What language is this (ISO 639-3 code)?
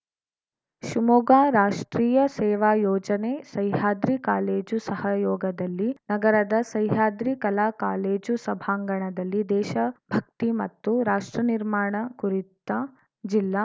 kan